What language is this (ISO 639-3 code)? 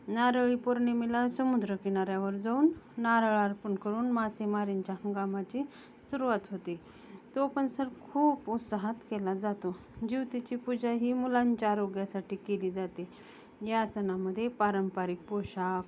mar